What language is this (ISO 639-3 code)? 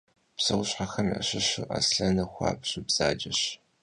kbd